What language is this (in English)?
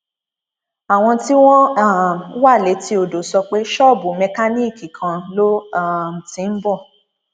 Yoruba